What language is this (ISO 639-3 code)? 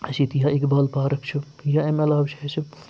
kas